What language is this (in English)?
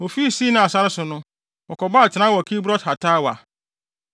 Akan